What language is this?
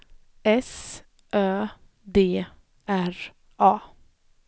Swedish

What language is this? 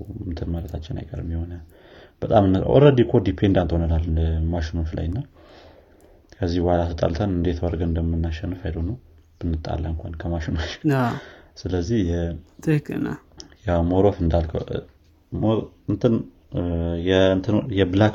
Amharic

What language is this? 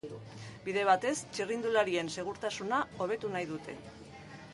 Basque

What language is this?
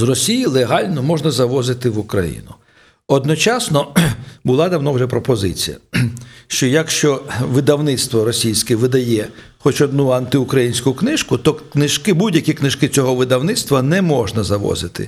Ukrainian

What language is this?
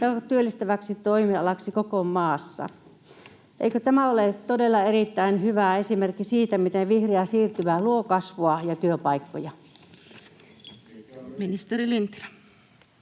Finnish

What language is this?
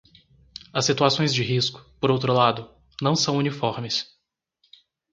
Portuguese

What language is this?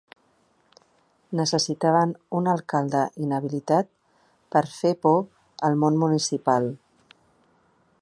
Catalan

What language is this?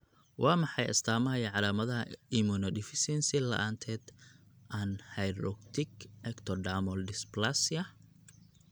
Somali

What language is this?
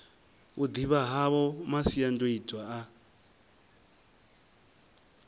Venda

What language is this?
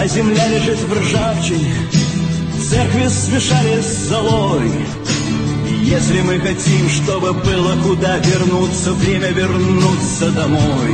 Russian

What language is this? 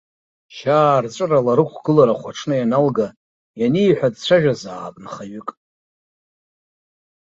Abkhazian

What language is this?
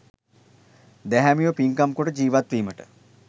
Sinhala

